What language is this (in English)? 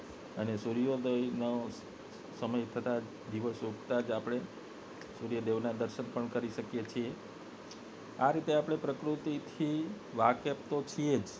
Gujarati